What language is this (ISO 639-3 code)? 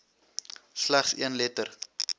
afr